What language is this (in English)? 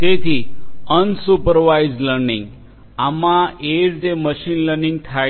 Gujarati